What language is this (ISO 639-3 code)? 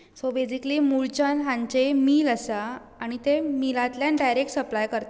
kok